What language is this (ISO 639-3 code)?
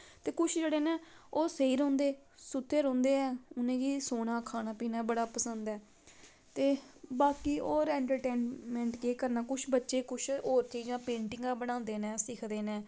doi